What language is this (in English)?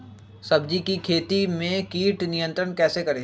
Magahi